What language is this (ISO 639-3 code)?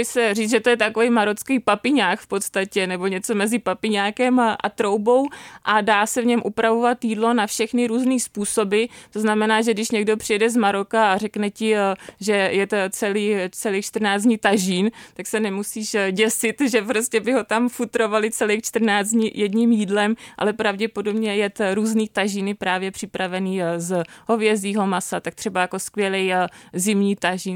ces